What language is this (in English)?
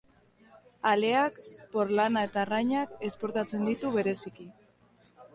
Basque